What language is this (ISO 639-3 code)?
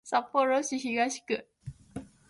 jpn